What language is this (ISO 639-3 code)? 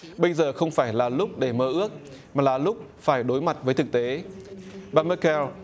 vie